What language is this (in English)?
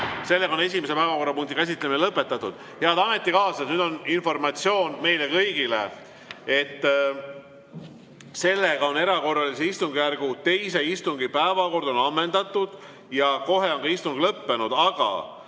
Estonian